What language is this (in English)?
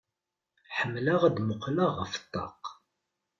Kabyle